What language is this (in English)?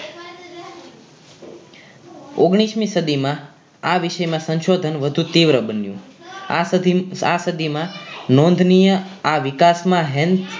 Gujarati